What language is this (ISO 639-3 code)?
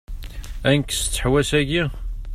kab